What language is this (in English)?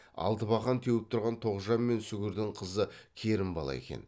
Kazakh